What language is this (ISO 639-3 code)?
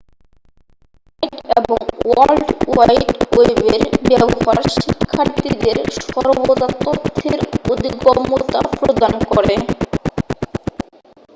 ben